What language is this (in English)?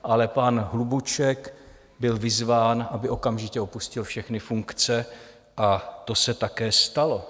Czech